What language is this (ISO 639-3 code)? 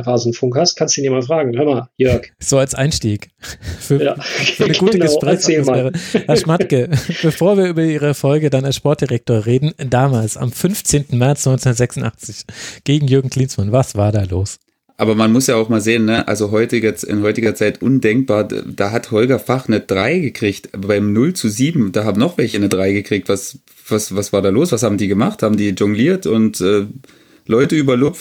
deu